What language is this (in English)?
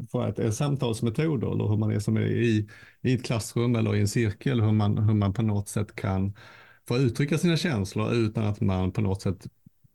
Swedish